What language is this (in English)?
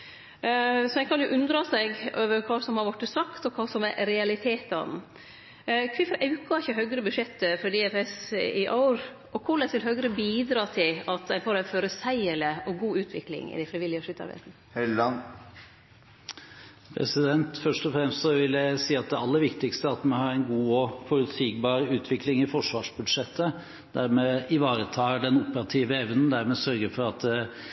Norwegian